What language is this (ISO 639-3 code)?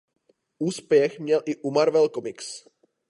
ces